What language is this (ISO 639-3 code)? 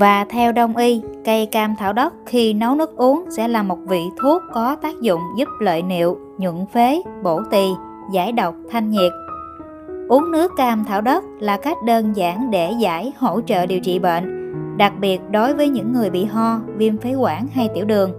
vie